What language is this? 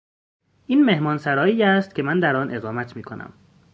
Persian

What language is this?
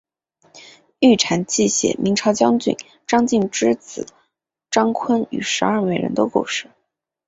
Chinese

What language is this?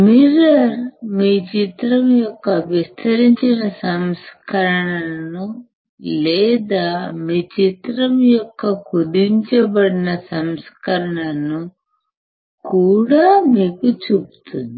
Telugu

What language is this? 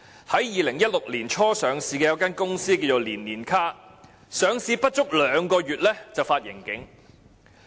Cantonese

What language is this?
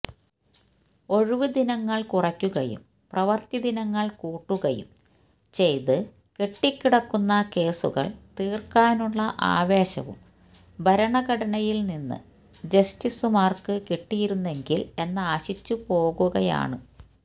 Malayalam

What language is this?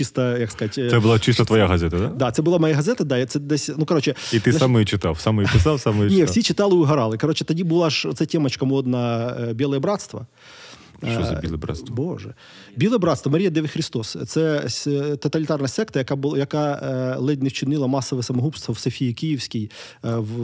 Ukrainian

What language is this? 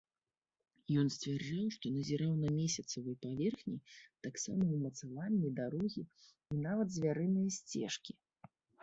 Belarusian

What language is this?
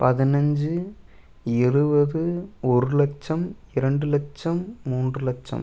Tamil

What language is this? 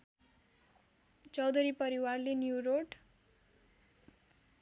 Nepali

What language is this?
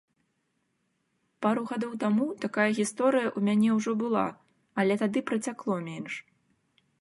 Belarusian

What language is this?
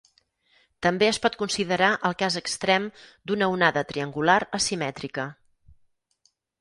Catalan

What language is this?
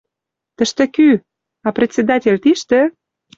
Western Mari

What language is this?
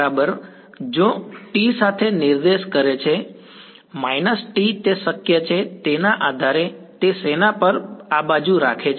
Gujarati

